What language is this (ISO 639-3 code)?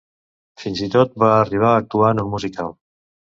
cat